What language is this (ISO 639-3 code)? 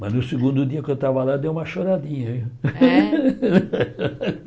por